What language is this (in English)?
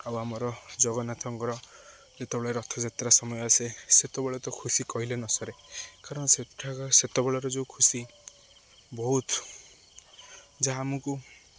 Odia